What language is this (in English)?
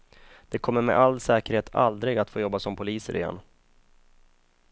Swedish